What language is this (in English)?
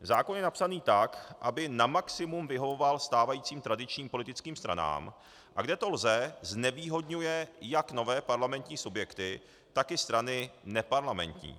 Czech